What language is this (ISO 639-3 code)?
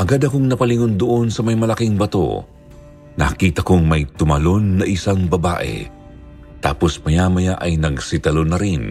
fil